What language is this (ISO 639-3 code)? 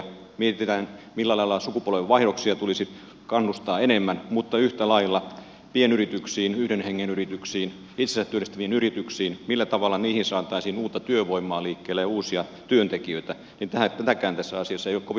fin